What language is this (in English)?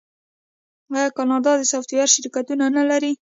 Pashto